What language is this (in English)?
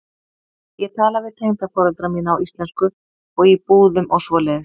Icelandic